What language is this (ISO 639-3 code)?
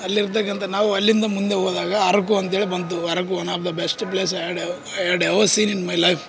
kan